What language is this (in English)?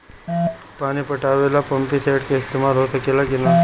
Bhojpuri